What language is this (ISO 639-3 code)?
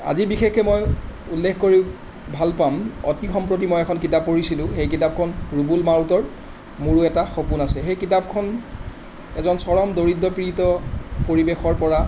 asm